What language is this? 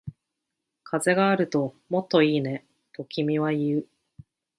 Japanese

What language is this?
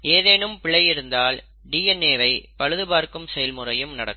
Tamil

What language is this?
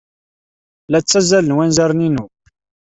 Kabyle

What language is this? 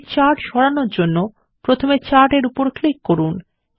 Bangla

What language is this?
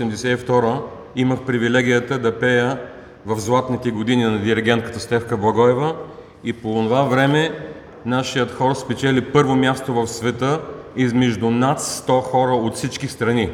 Bulgarian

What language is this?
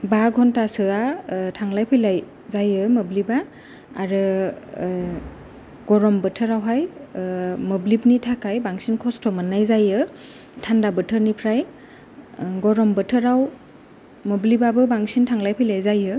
Bodo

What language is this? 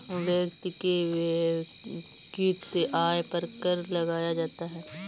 Hindi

